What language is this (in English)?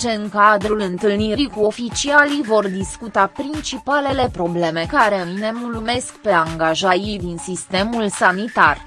Romanian